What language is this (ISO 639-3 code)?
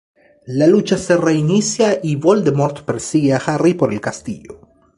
spa